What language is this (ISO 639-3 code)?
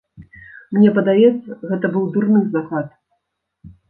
bel